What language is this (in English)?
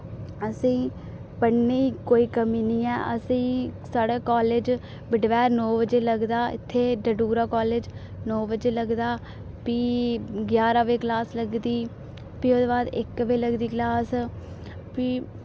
Dogri